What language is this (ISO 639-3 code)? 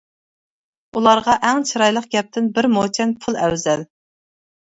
uig